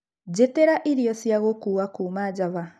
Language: Kikuyu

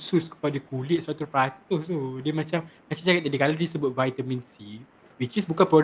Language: Malay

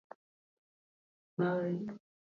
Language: Swahili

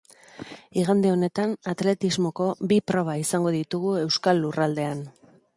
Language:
Basque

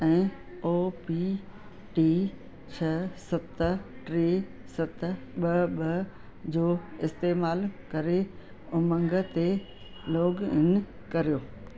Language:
Sindhi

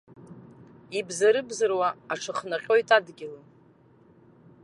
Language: Abkhazian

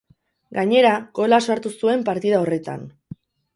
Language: Basque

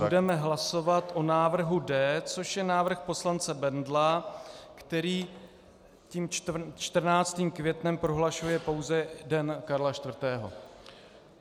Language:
Czech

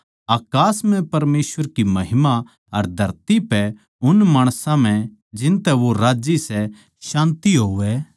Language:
Haryanvi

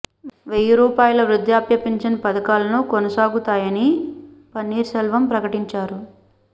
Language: Telugu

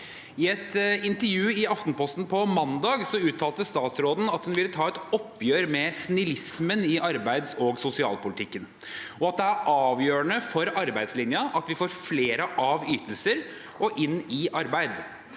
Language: Norwegian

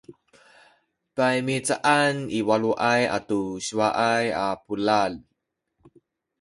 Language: Sakizaya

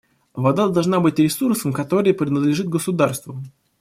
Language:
Russian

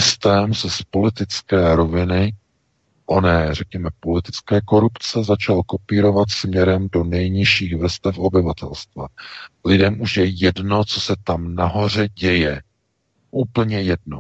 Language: Czech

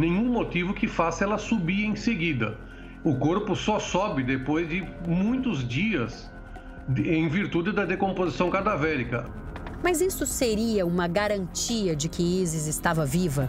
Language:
Portuguese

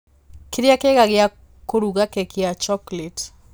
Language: Kikuyu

